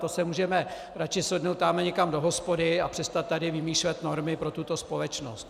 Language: Czech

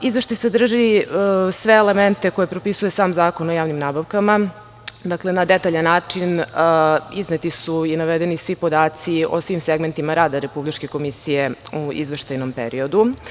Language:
Serbian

